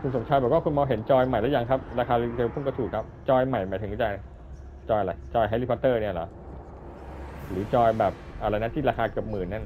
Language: Thai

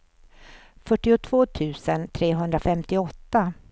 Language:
Swedish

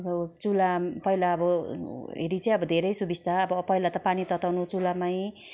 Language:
Nepali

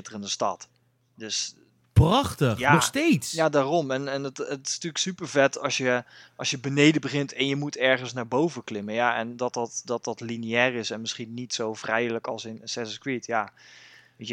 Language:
Dutch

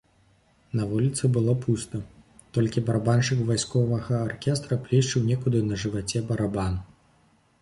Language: Belarusian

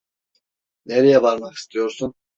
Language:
Turkish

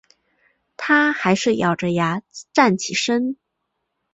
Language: Chinese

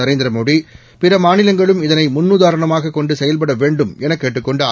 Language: Tamil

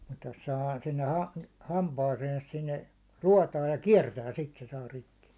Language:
Finnish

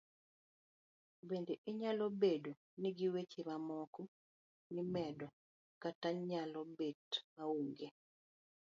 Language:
Luo (Kenya and Tanzania)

